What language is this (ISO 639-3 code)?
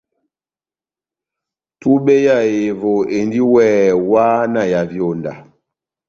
bnm